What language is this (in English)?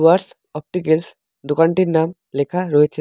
Bangla